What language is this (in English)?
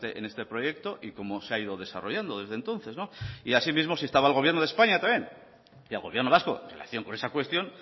Spanish